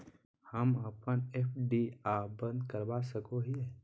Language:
Magahi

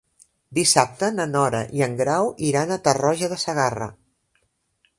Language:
Catalan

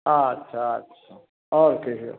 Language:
Maithili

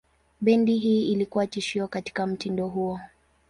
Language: Swahili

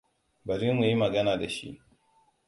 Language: Hausa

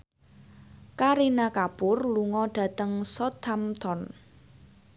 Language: Javanese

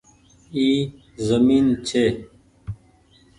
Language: Goaria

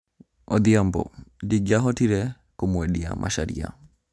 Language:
Kikuyu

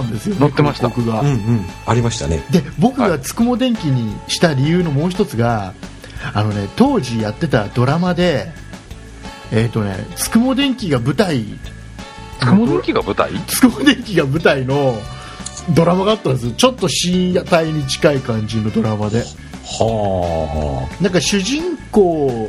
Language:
Japanese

